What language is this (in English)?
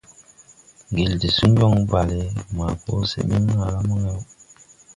Tupuri